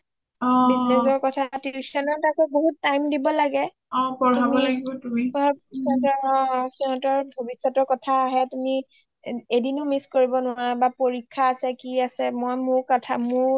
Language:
Assamese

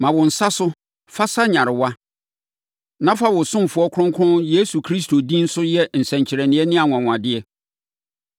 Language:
Akan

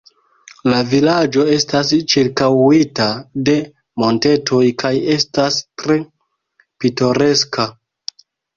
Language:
Esperanto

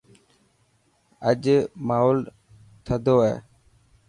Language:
Dhatki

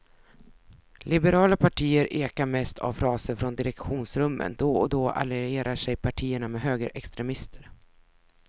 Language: Swedish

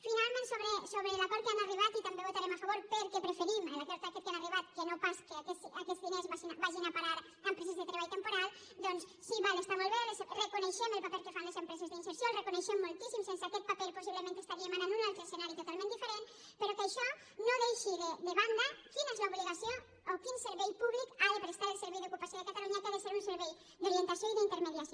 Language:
Catalan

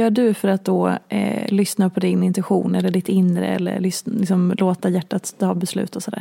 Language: Swedish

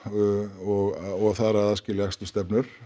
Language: Icelandic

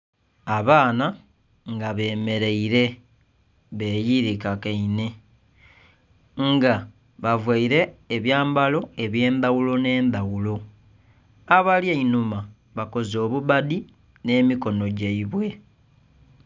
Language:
Soga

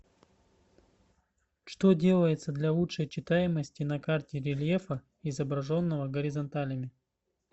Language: Russian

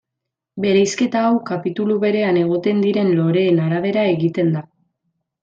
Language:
Basque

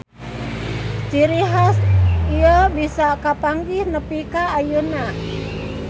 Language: Sundanese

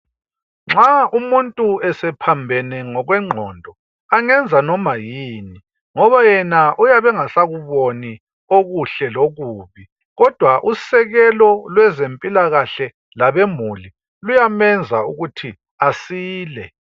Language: North Ndebele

